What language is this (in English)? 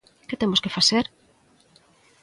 Galician